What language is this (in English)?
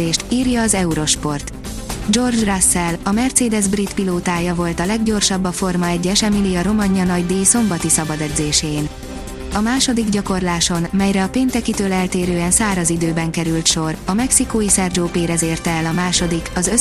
Hungarian